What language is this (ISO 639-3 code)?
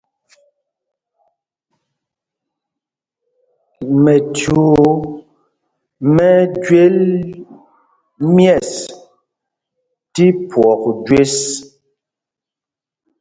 mgg